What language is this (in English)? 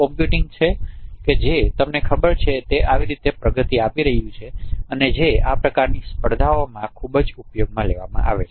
Gujarati